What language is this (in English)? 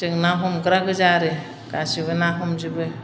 Bodo